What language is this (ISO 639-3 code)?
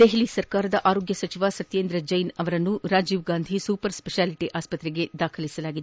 kan